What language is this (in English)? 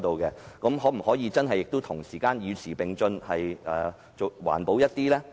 Cantonese